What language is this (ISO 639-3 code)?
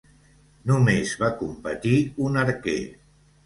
cat